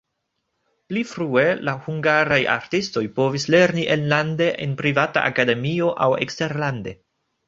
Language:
Esperanto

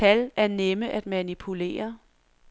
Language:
Danish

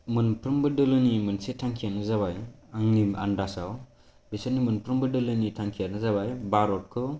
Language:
Bodo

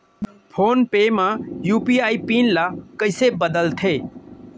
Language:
Chhattisgarhi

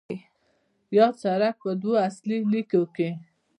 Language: Pashto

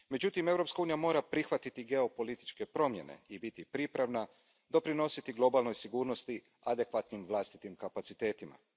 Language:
Croatian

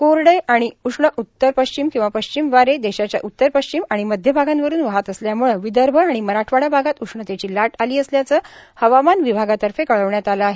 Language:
Marathi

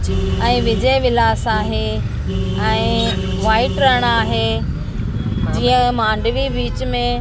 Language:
Sindhi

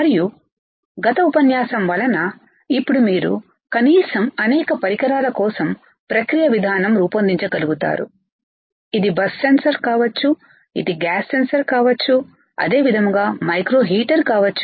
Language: Telugu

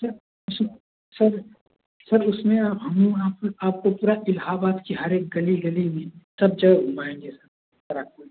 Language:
Hindi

